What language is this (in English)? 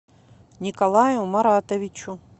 Russian